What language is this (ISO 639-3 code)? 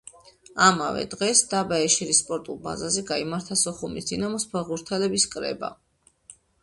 kat